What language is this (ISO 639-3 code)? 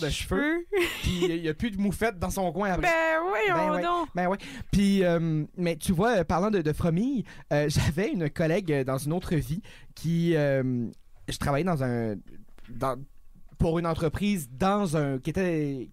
fra